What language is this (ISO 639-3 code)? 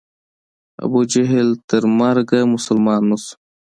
pus